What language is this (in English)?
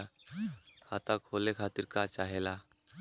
Bhojpuri